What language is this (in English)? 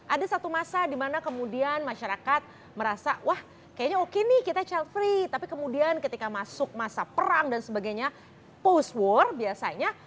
Indonesian